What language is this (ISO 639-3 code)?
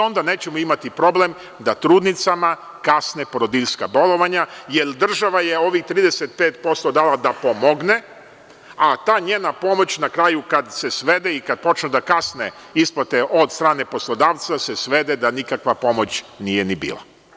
srp